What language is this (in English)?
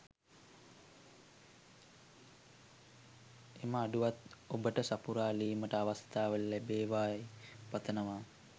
Sinhala